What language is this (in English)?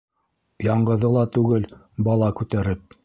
Bashkir